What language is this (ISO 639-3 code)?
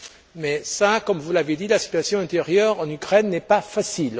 fra